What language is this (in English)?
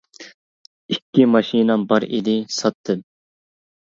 Uyghur